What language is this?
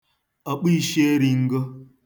Igbo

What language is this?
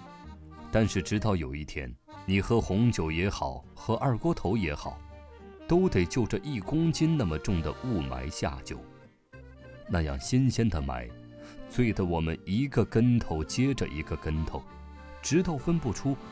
Chinese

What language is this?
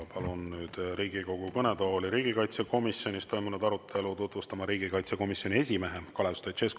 Estonian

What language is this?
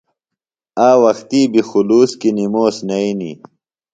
Phalura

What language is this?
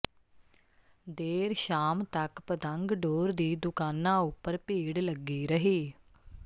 Punjabi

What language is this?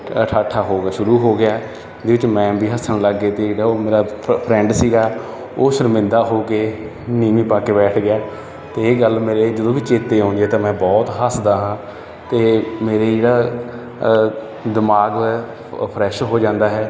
Punjabi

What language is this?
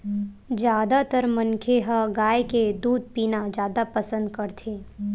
Chhattisgarhi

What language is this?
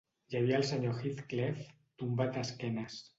Catalan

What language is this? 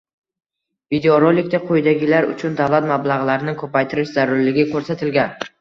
Uzbek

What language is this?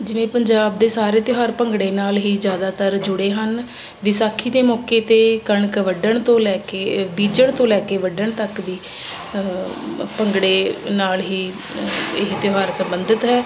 Punjabi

